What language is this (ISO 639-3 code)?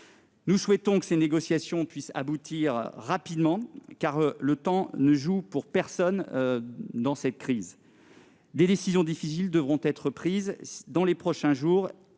fra